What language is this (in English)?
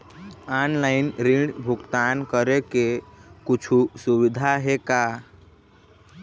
Chhattisgarhi